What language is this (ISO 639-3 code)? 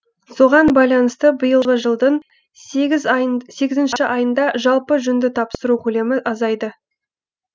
kaz